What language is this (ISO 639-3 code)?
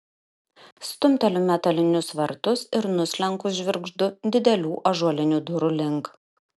lit